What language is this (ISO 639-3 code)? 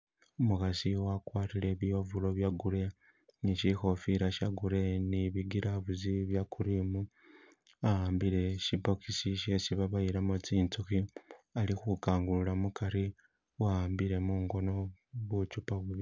myx